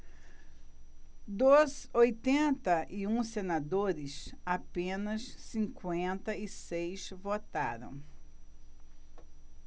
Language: Portuguese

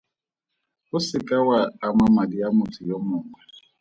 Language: Tswana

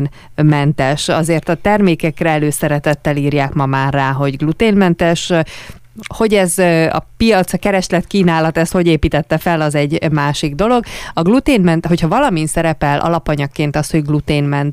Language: Hungarian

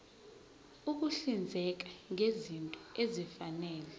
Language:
Zulu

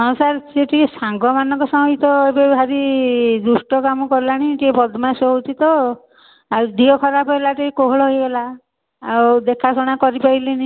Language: Odia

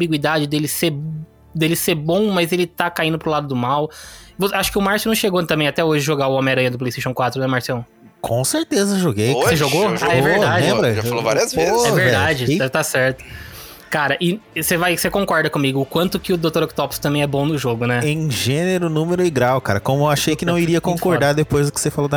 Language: Portuguese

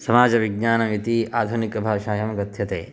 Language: Sanskrit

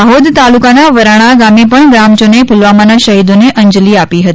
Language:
Gujarati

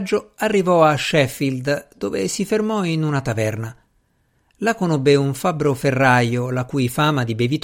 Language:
Italian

